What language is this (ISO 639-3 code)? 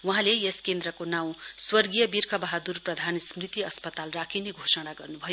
nep